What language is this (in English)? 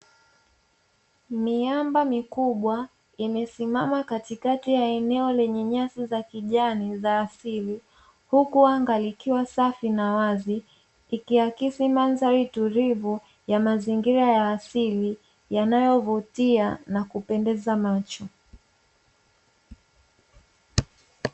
Swahili